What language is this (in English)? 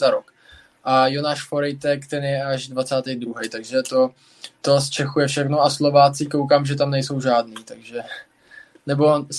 Czech